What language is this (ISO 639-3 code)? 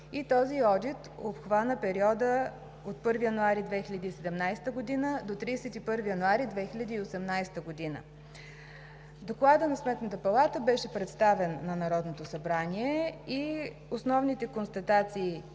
bul